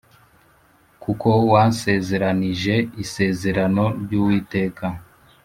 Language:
Kinyarwanda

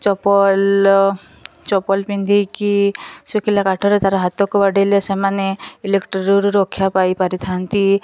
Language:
Odia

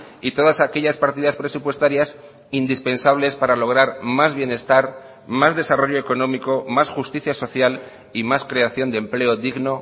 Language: Spanish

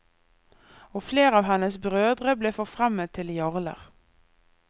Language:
Norwegian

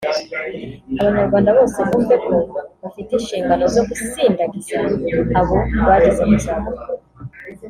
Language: Kinyarwanda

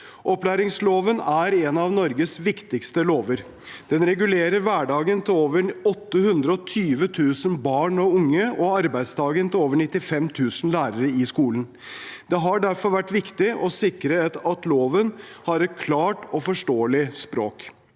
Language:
Norwegian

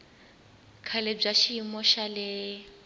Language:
Tsonga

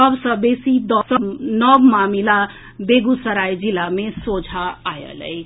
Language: Maithili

